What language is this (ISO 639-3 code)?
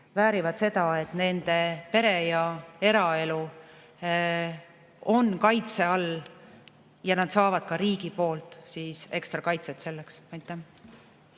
est